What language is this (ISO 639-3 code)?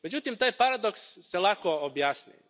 hrv